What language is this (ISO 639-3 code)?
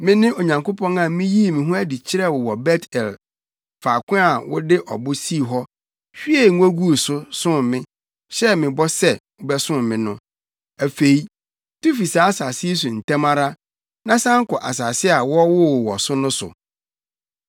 aka